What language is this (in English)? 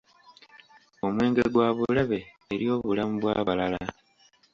Ganda